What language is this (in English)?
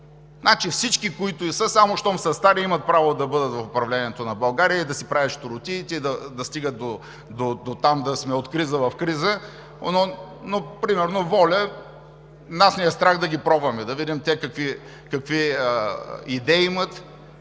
Bulgarian